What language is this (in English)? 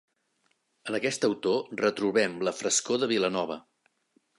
Catalan